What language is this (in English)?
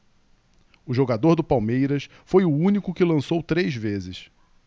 Portuguese